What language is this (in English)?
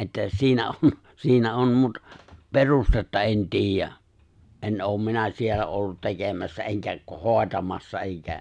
Finnish